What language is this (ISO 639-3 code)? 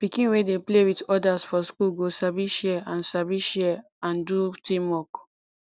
pcm